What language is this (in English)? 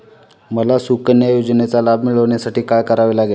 Marathi